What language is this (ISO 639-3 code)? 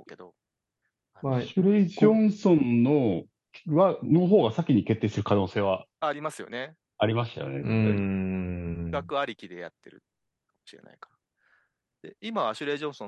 jpn